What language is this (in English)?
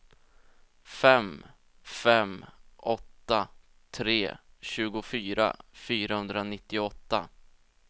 Swedish